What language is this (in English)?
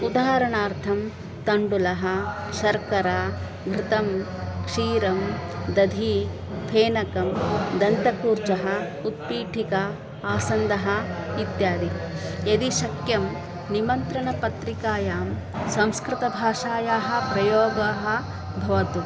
Sanskrit